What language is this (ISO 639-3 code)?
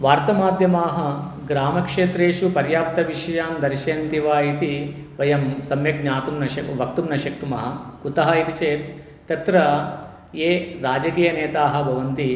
san